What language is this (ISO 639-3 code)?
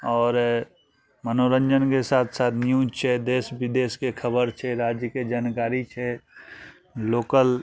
mai